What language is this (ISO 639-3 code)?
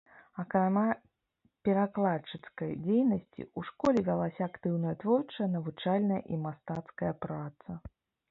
bel